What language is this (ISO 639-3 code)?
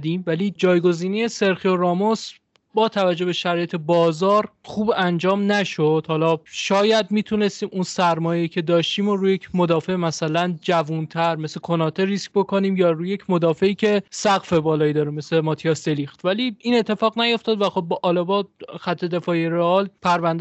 fas